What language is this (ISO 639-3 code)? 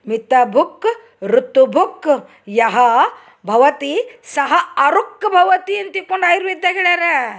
kan